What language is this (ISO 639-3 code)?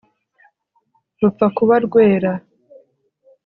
kin